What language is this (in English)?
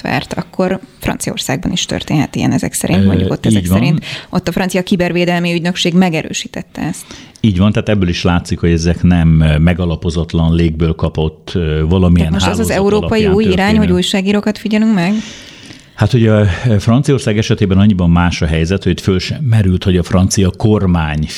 Hungarian